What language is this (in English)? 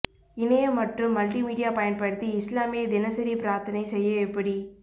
Tamil